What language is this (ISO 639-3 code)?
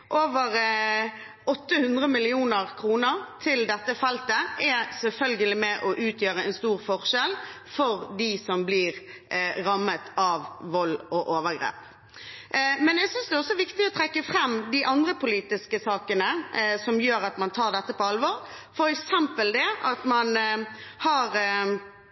nob